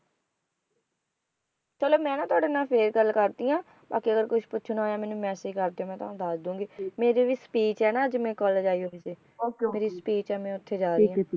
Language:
Punjabi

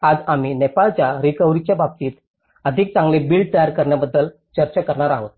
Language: Marathi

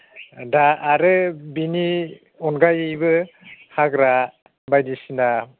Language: Bodo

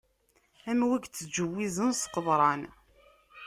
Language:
Kabyle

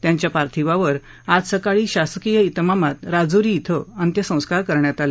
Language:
Marathi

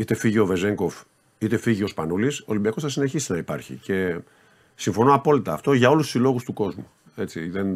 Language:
Greek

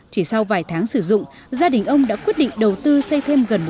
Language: Vietnamese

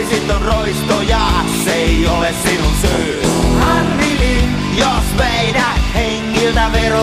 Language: Finnish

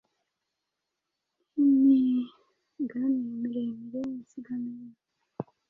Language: Kinyarwanda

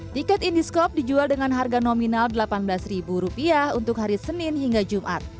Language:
Indonesian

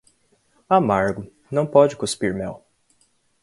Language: Portuguese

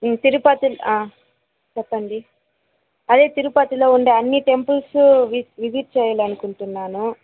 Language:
Telugu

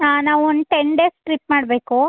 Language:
Kannada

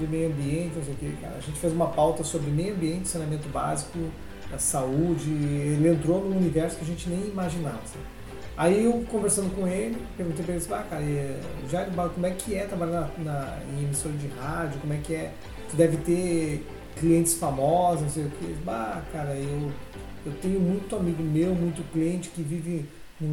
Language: Portuguese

